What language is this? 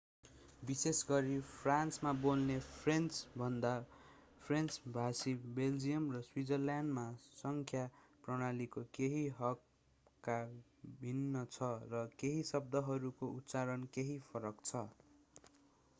Nepali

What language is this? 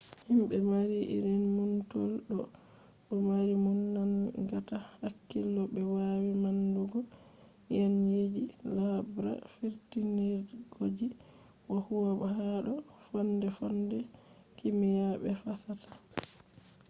Fula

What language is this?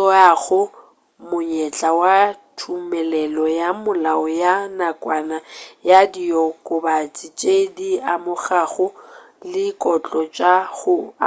Northern Sotho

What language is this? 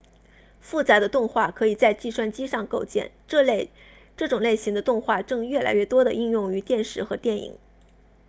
Chinese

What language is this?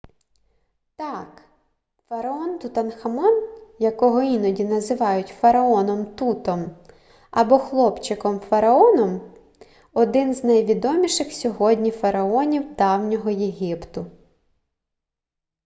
Ukrainian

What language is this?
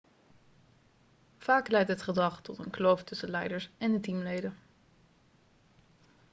Dutch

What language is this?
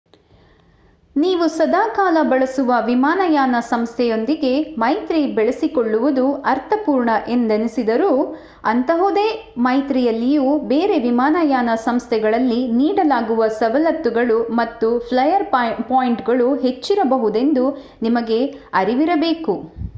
Kannada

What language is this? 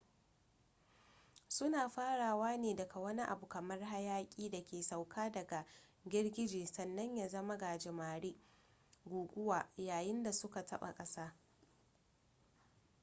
Hausa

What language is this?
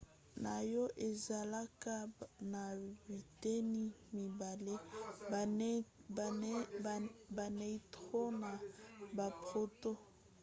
Lingala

